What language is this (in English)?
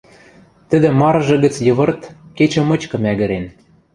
Western Mari